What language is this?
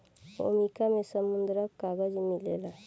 Bhojpuri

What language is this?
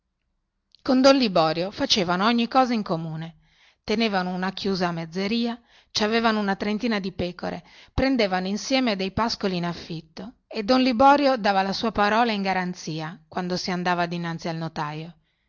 Italian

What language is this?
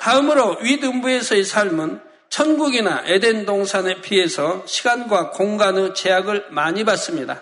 Korean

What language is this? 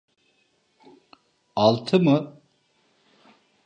Turkish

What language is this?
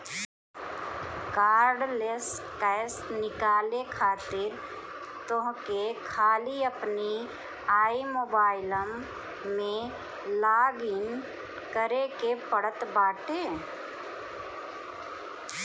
Bhojpuri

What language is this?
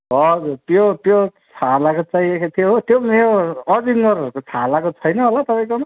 Nepali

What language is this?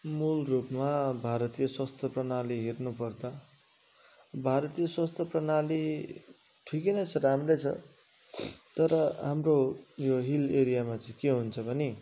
Nepali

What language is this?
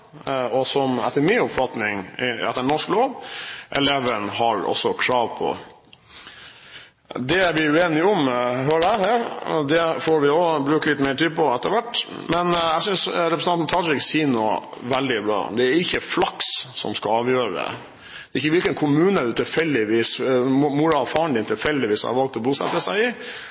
Norwegian Bokmål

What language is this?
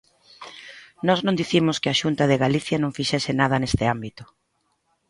Galician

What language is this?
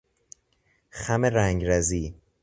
Persian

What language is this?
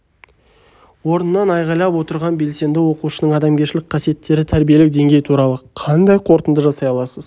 Kazakh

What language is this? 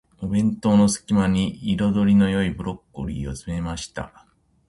Japanese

